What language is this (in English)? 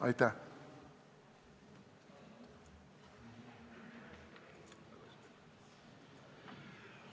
Estonian